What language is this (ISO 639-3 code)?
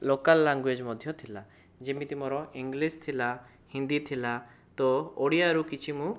ori